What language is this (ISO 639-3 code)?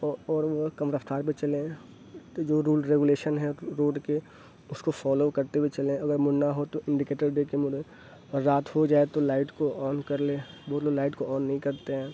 urd